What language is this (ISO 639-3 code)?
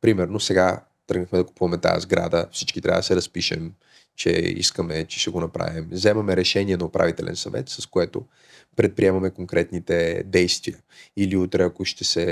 bul